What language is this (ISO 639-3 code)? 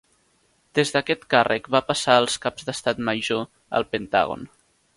cat